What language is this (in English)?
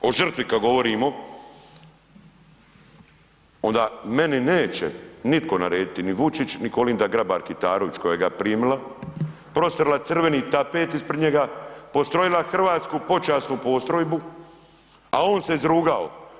Croatian